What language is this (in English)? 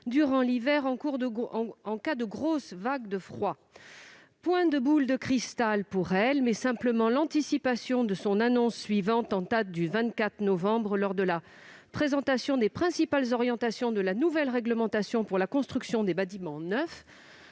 French